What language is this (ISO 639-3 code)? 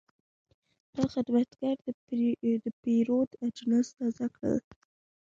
pus